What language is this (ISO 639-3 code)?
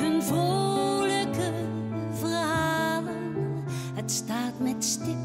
nld